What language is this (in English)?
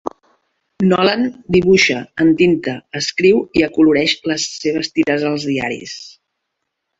Catalan